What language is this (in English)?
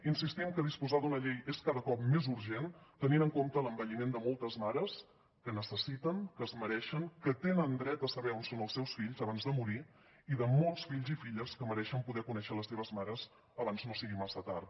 Catalan